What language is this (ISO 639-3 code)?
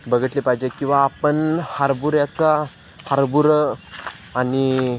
mar